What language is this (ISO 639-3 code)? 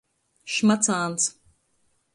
ltg